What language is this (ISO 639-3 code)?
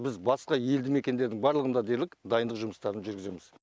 kaz